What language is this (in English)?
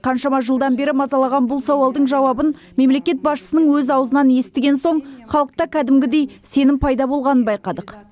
Kazakh